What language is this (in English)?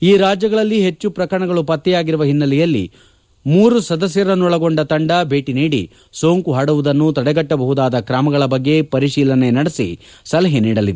Kannada